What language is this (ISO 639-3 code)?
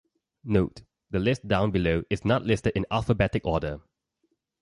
eng